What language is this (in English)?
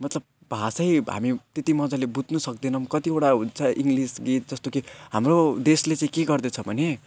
Nepali